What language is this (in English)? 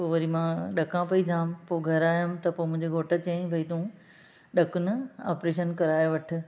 Sindhi